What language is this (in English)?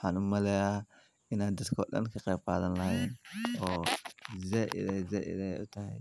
Somali